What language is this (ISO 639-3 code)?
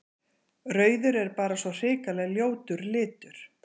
isl